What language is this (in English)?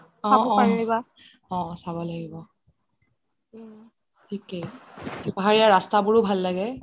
Assamese